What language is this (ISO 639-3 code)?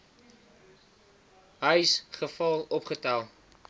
afr